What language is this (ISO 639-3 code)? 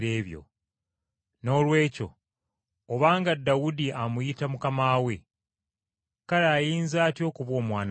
lug